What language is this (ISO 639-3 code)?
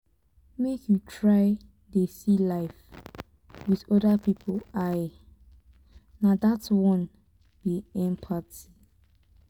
pcm